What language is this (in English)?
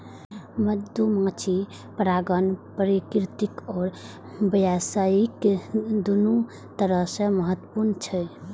Maithili